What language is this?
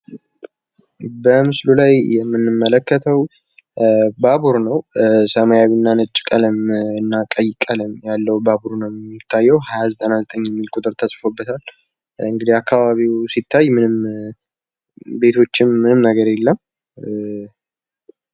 Amharic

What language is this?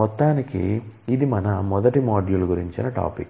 Telugu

